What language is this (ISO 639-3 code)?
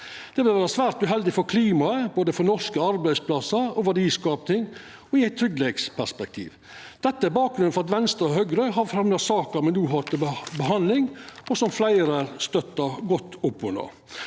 nor